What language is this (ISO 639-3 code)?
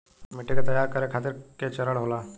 bho